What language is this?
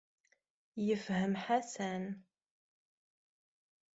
Kabyle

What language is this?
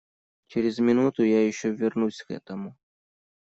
Russian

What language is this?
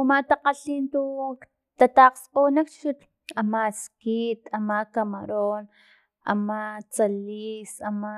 Filomena Mata-Coahuitlán Totonac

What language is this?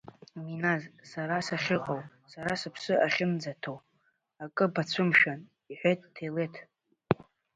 Abkhazian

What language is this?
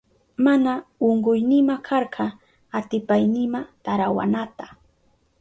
Southern Pastaza Quechua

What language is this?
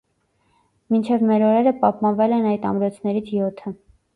Armenian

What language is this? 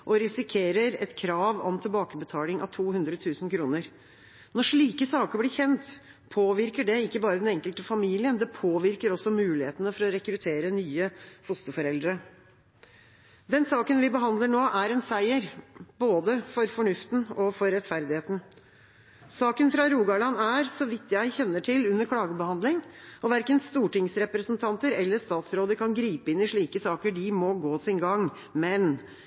Norwegian Bokmål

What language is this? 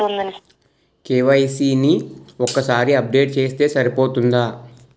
Telugu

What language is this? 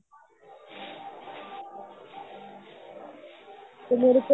Punjabi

